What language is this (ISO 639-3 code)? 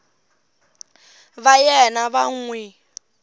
tso